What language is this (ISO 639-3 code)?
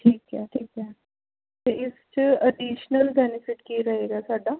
pan